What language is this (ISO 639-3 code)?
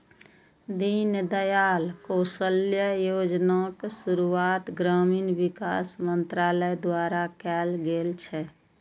mai